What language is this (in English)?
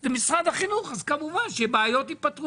Hebrew